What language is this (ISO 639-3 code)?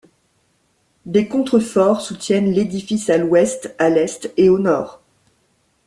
fra